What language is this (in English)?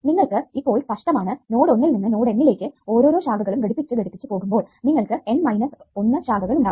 Malayalam